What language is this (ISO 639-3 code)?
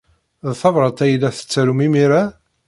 kab